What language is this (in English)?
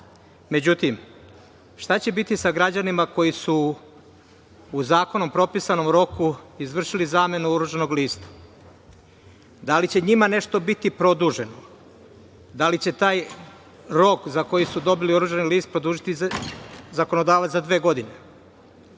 Serbian